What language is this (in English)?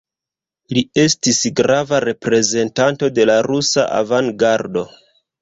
Esperanto